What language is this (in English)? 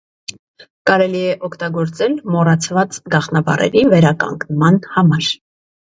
Armenian